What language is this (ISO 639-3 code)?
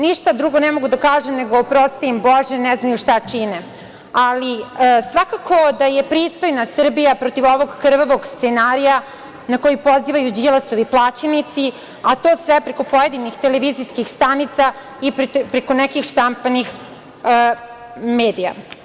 srp